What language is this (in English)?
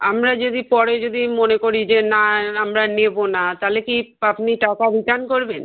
Bangla